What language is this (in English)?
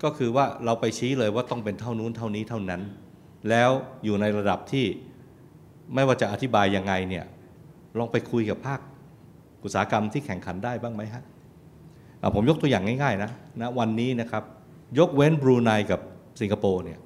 Thai